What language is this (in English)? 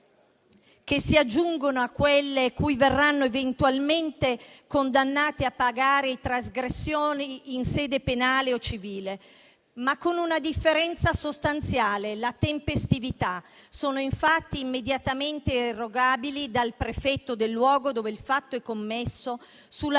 Italian